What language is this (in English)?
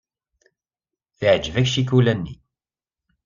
Kabyle